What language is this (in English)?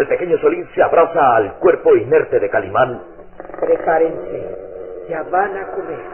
Spanish